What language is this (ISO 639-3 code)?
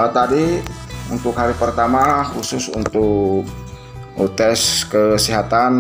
ind